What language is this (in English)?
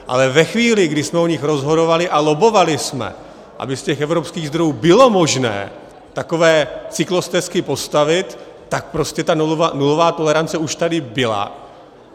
Czech